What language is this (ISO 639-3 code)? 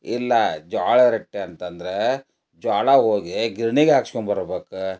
kan